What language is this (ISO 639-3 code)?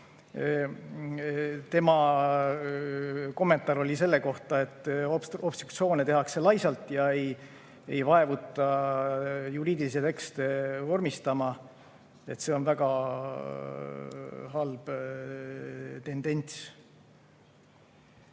est